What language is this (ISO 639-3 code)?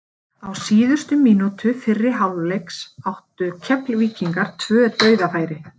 isl